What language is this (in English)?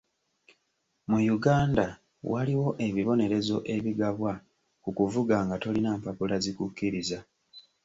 Ganda